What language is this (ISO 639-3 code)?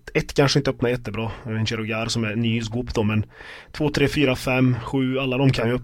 swe